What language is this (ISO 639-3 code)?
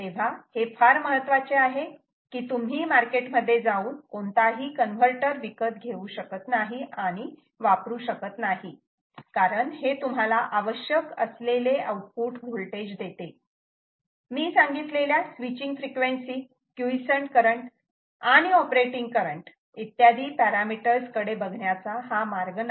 mar